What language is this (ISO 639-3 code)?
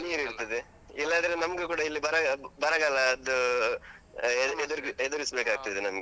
kan